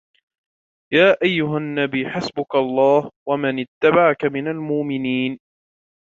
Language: Arabic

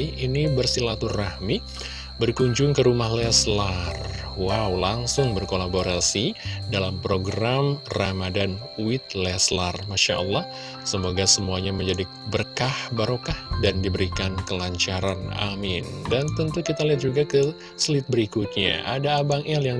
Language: Indonesian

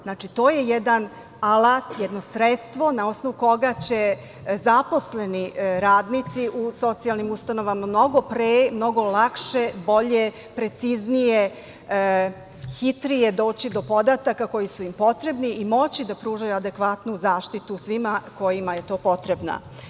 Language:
Serbian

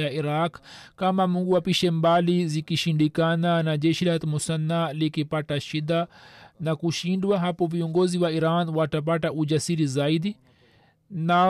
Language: Swahili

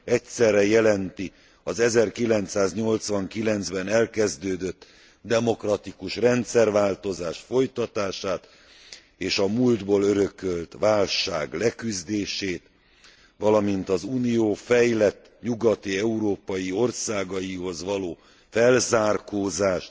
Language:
Hungarian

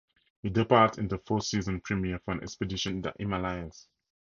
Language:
English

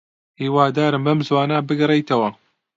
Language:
Central Kurdish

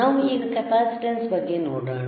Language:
Kannada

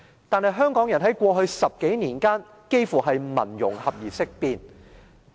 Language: Cantonese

